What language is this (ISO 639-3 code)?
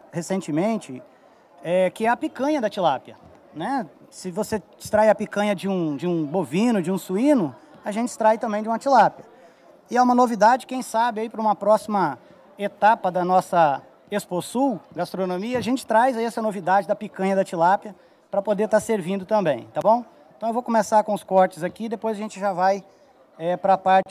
por